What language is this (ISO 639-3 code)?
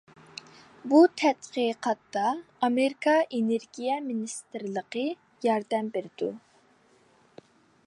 uig